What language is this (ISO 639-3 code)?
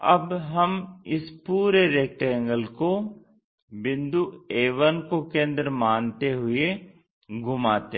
hin